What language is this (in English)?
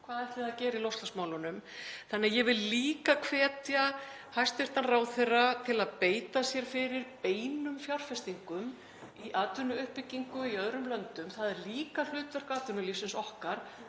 Icelandic